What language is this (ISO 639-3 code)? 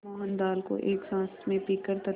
hin